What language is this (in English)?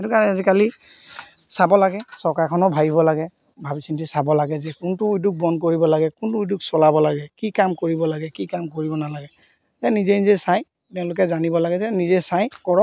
Assamese